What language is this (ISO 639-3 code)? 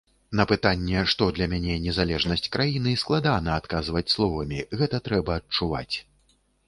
bel